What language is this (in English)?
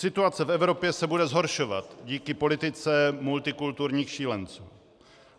Czech